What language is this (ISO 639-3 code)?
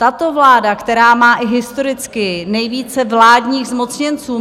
ces